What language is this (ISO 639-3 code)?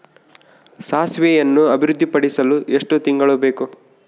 kan